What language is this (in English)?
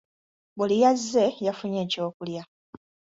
Ganda